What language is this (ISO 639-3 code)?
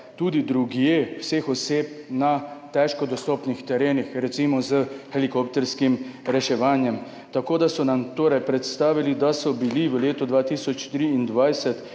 slv